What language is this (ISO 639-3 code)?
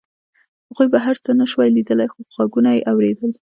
pus